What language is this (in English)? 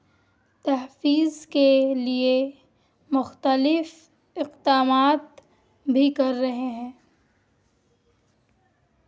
Urdu